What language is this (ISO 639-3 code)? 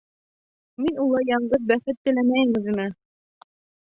bak